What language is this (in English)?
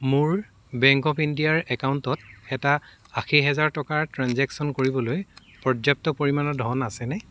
Assamese